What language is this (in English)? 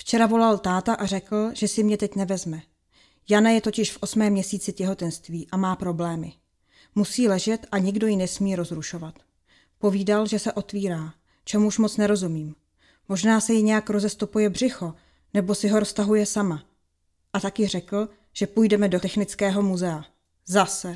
Czech